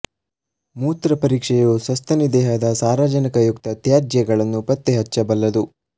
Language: Kannada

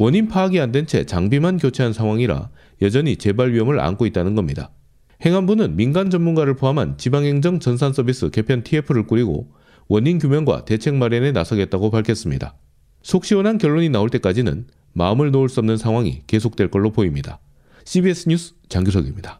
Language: Korean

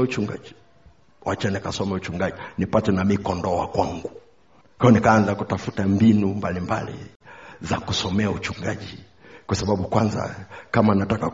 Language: Swahili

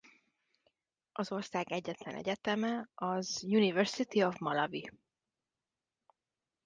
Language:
Hungarian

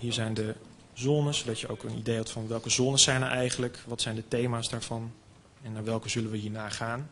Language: Dutch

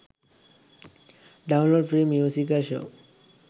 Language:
Sinhala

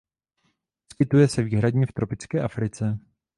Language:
Czech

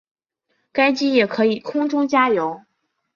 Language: Chinese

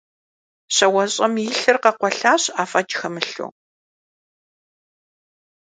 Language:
Kabardian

